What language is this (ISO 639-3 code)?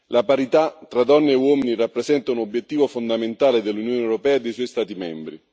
ita